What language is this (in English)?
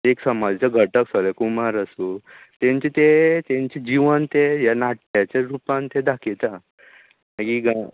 Konkani